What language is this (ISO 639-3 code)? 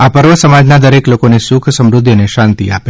guj